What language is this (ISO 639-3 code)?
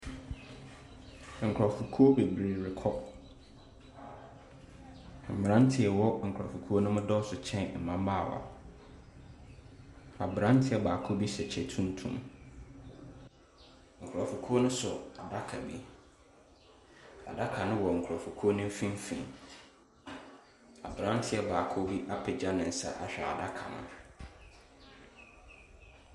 aka